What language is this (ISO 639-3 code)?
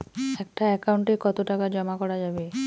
ben